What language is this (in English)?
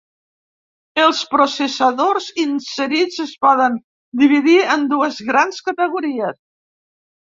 Catalan